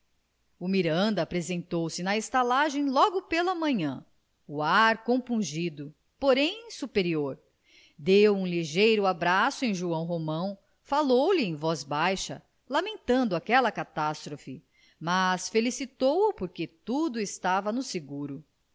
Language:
Portuguese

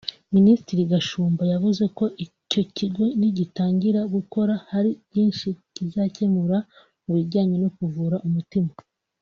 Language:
Kinyarwanda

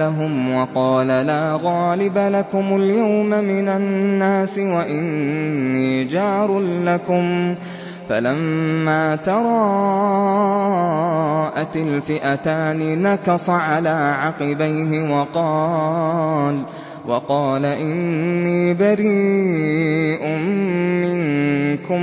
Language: Arabic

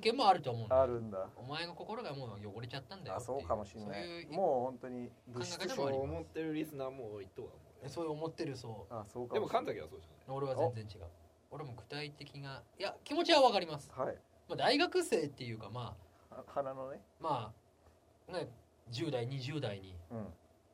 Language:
Japanese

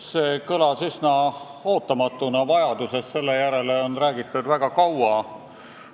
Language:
Estonian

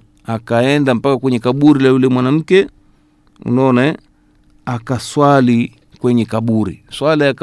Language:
Swahili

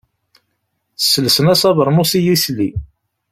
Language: Kabyle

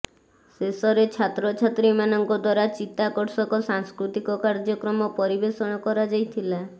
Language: Odia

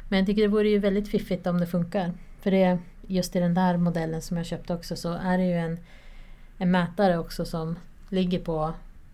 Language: Swedish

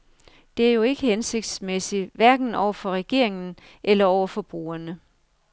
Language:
Danish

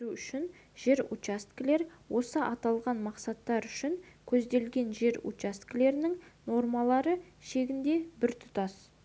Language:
Kazakh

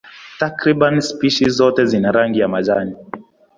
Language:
Swahili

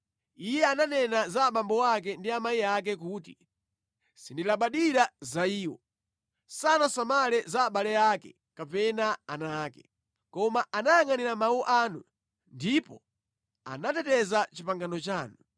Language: Nyanja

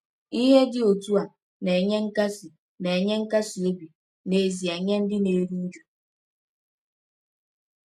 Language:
Igbo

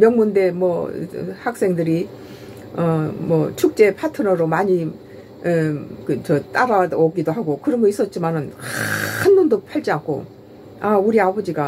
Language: Korean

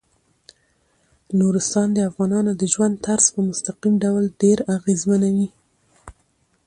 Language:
Pashto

